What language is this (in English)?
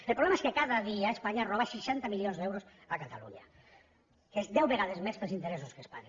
Catalan